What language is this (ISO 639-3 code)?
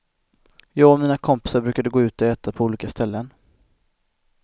swe